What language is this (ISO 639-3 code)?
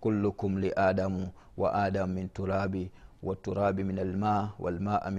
swa